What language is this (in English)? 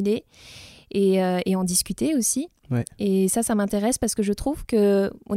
French